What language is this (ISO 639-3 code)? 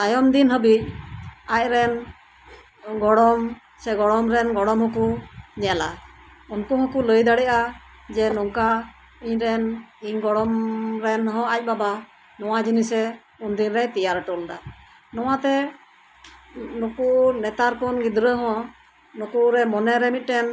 sat